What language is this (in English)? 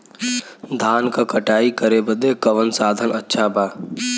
Bhojpuri